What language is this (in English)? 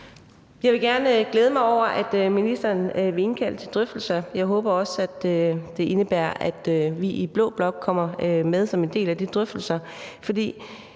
Danish